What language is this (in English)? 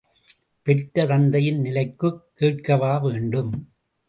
Tamil